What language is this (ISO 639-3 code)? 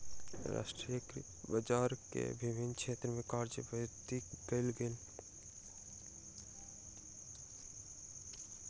mai